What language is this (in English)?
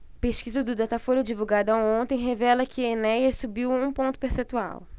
Portuguese